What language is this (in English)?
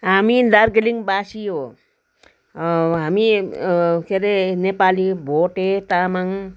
Nepali